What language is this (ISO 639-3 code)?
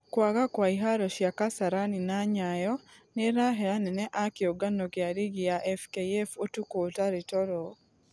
kik